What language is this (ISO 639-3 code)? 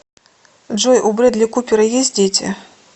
rus